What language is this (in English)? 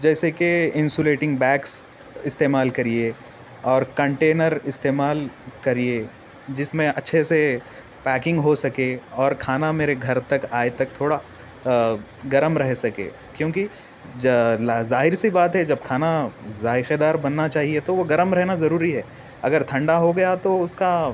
Urdu